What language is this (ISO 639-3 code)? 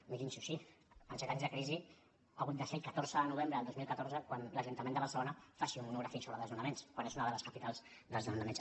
cat